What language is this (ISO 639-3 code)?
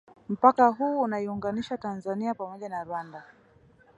swa